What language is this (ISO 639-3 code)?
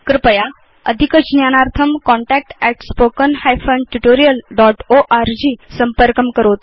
san